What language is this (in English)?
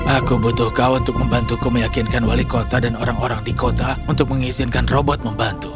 Indonesian